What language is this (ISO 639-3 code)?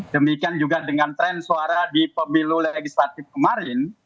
ind